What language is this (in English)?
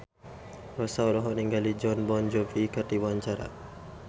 Sundanese